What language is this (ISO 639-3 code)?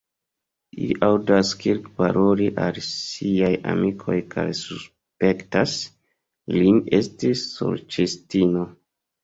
epo